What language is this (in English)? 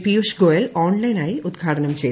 Malayalam